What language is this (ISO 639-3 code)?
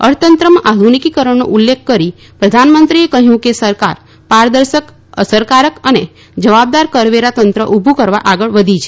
guj